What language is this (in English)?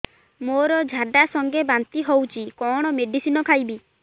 Odia